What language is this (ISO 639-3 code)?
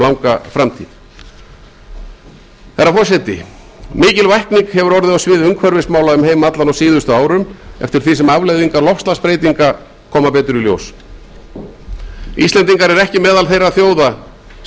isl